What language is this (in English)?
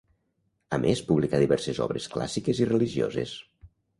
Catalan